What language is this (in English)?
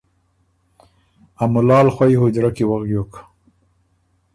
Ormuri